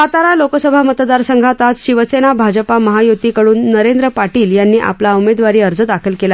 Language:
Marathi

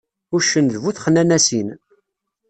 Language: Kabyle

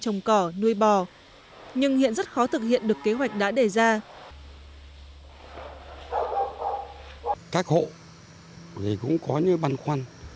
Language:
Vietnamese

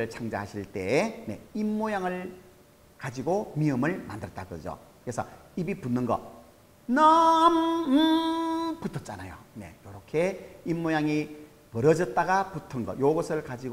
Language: Korean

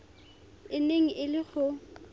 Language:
Tswana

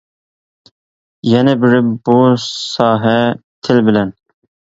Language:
Uyghur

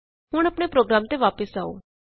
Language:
Punjabi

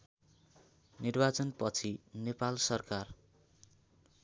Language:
Nepali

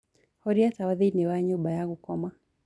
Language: Kikuyu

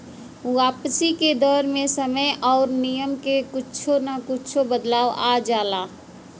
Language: Bhojpuri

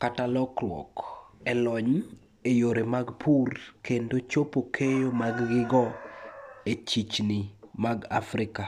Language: Luo (Kenya and Tanzania)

